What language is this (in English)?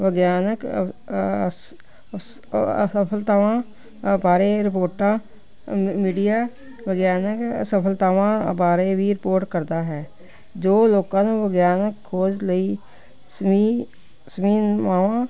Punjabi